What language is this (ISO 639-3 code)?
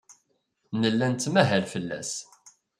kab